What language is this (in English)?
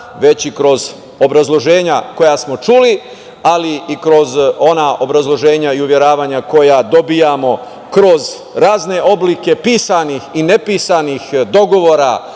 Serbian